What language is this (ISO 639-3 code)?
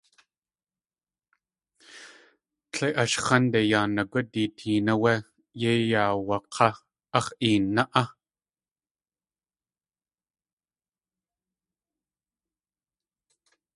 tli